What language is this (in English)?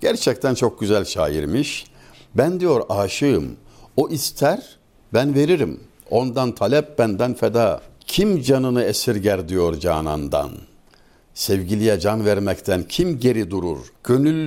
Turkish